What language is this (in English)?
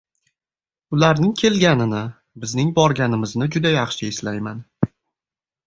Uzbek